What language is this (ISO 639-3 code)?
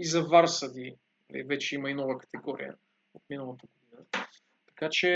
bul